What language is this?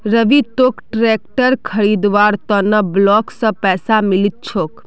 Magahi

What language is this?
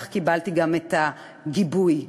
Hebrew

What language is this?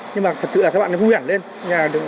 Vietnamese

